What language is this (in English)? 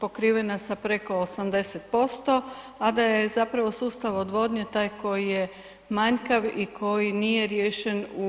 Croatian